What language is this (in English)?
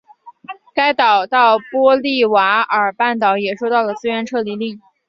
Chinese